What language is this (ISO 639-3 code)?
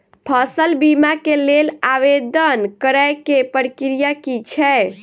mai